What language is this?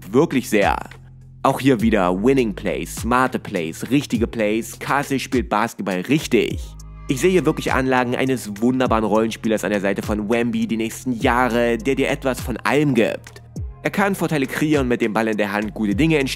German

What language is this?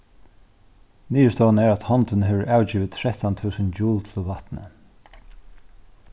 Faroese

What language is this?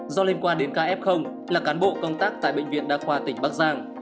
Vietnamese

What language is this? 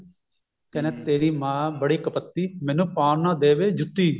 Punjabi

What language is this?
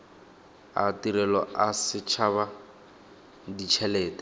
Tswana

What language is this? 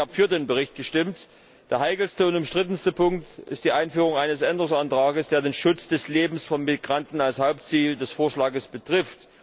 German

